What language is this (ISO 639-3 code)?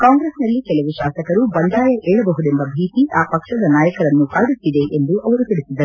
kan